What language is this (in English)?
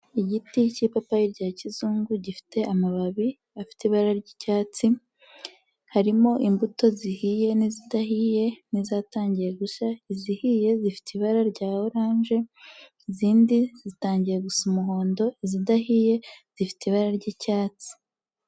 Kinyarwanda